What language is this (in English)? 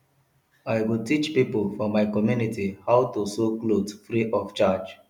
Nigerian Pidgin